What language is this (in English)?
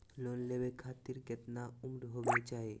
Magahi